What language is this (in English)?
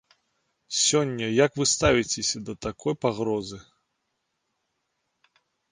Belarusian